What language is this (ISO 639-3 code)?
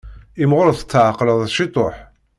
kab